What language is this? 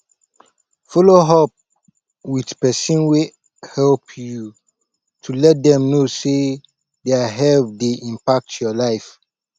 Nigerian Pidgin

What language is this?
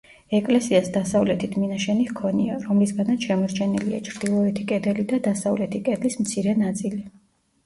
Georgian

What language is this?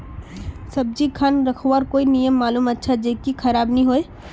Magahi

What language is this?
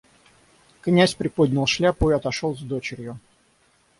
Russian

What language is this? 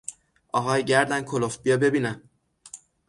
Persian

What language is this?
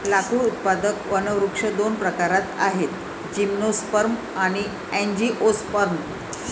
Marathi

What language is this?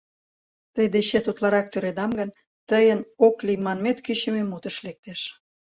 Mari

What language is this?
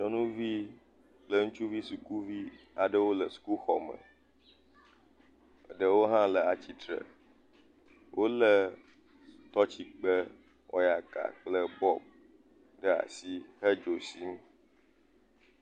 Ewe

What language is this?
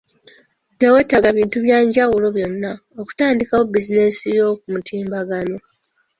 Ganda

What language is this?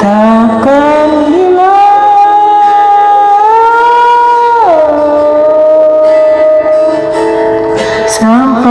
Indonesian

